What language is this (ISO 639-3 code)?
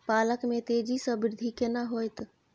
mai